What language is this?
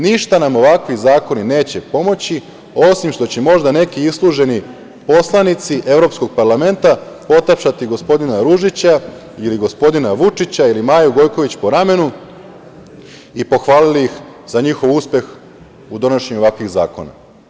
Serbian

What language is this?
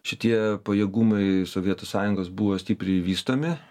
Lithuanian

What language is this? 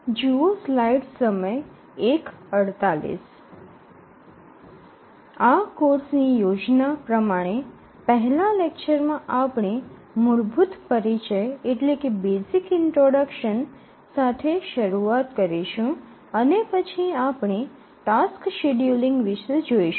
Gujarati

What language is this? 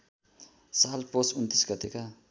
Nepali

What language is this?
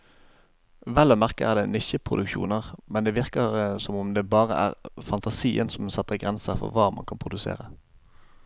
Norwegian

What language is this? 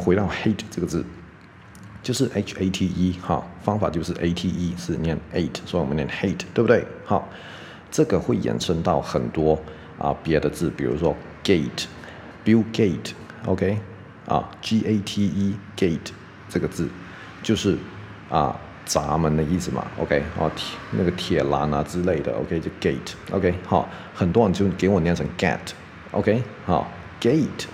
Chinese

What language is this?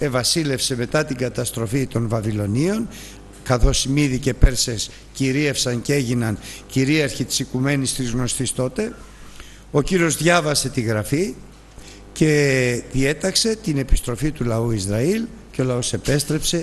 Greek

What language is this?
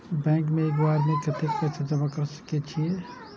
Maithili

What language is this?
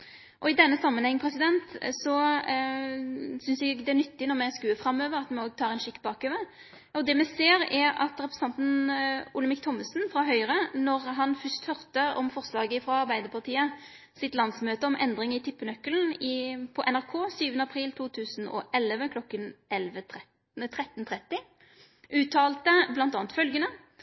Norwegian Nynorsk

